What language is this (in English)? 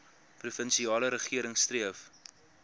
Afrikaans